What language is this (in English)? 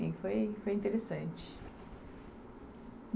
Portuguese